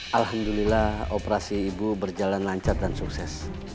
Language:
Indonesian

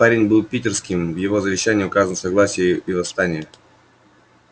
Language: Russian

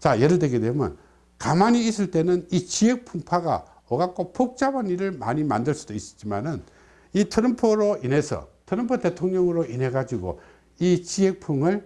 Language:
Korean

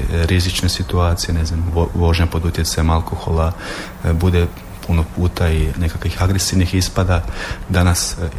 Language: Croatian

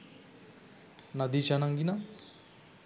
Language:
Sinhala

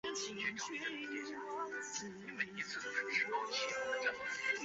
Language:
Chinese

